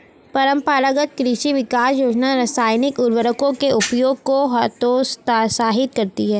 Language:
Hindi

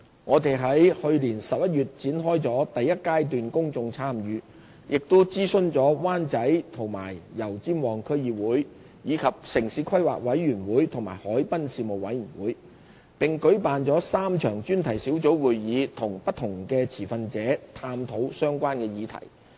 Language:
Cantonese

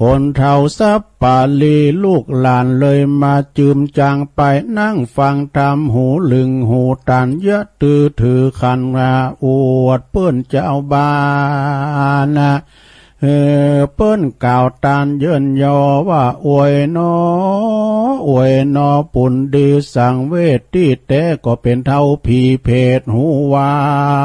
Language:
Thai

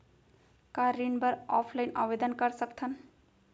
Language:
Chhattisgarhi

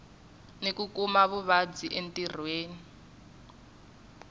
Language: Tsonga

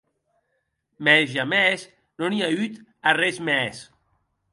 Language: Occitan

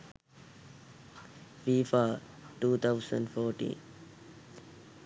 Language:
Sinhala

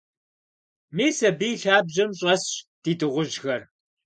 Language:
Kabardian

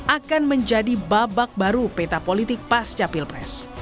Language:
Indonesian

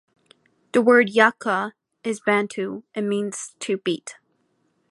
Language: English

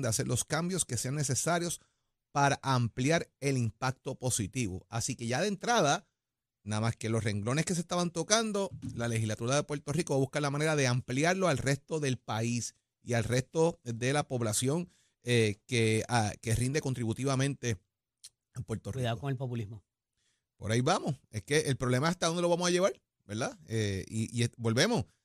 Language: Spanish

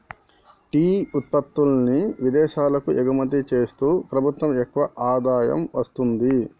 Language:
Telugu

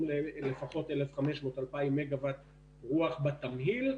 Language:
Hebrew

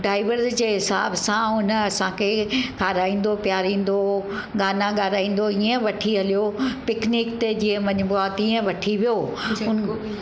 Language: Sindhi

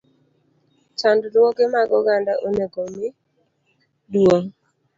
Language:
Luo (Kenya and Tanzania)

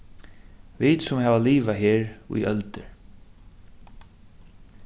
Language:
Faroese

